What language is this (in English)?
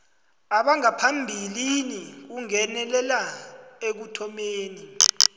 South Ndebele